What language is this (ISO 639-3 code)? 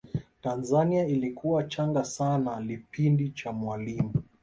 swa